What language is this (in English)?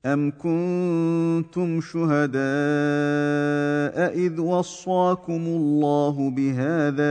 Arabic